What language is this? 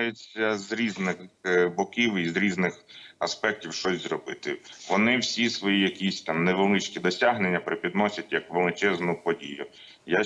Ukrainian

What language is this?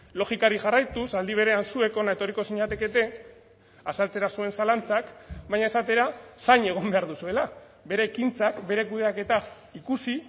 Basque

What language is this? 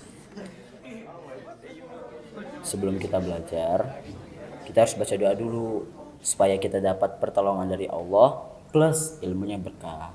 Indonesian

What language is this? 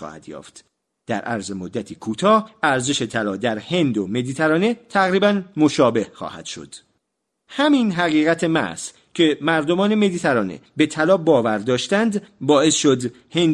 Persian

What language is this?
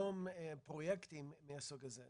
Hebrew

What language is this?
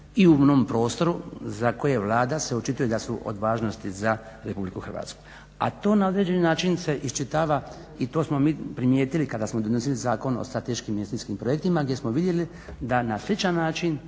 Croatian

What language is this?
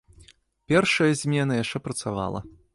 Belarusian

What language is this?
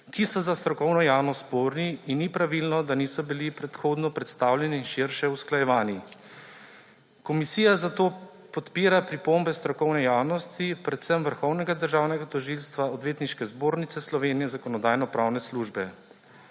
Slovenian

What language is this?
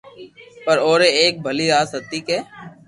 Loarki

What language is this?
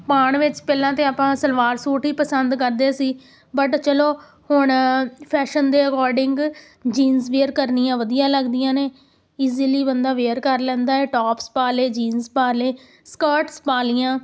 Punjabi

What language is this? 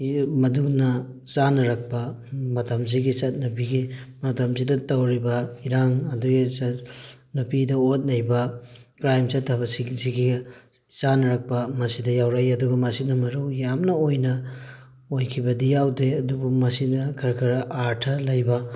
Manipuri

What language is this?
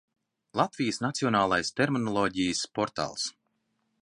Latvian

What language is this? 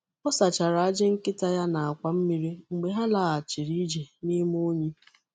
Igbo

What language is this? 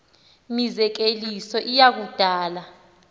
Xhosa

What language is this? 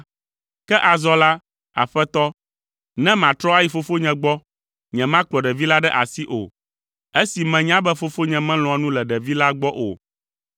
Ewe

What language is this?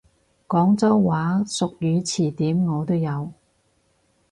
Cantonese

